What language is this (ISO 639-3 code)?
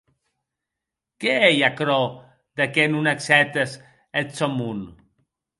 oci